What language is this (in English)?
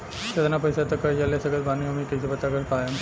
Bhojpuri